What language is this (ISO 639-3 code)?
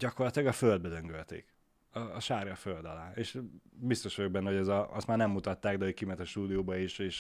hun